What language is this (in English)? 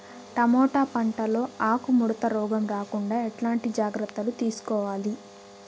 Telugu